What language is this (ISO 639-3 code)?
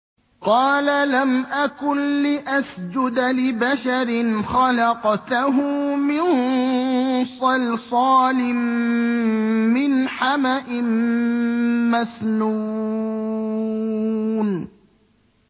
ara